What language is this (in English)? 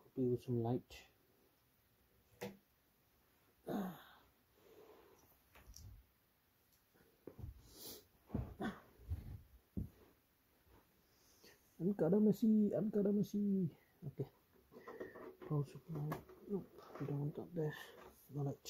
English